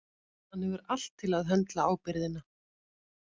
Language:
Icelandic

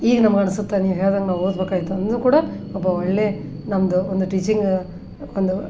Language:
Kannada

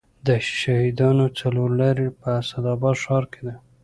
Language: Pashto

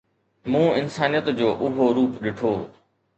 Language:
Sindhi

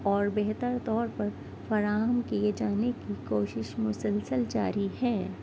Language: Urdu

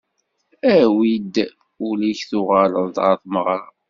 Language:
Kabyle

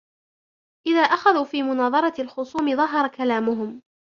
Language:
Arabic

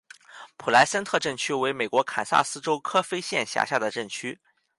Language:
Chinese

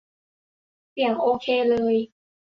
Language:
Thai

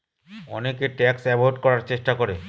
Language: Bangla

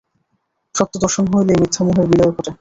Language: Bangla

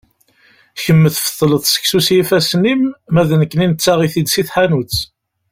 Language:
Kabyle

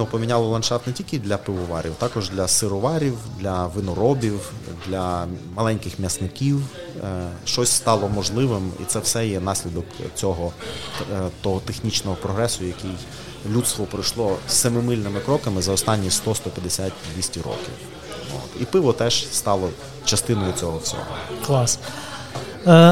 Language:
Ukrainian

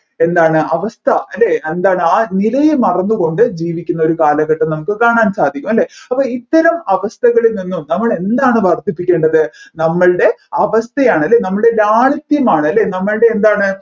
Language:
Malayalam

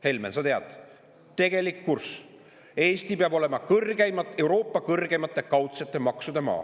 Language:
Estonian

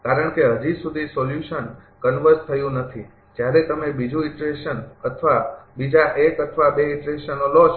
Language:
Gujarati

